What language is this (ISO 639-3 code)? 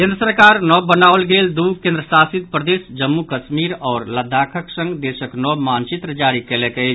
mai